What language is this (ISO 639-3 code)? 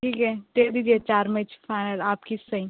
urd